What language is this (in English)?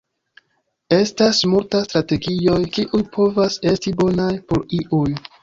Esperanto